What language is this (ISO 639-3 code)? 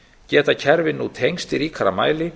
isl